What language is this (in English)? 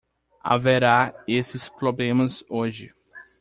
Portuguese